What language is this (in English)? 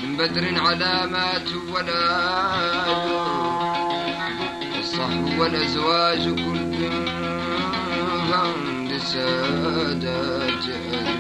Arabic